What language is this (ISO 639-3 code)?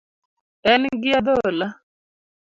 luo